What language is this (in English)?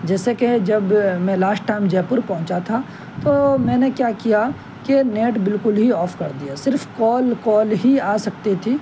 Urdu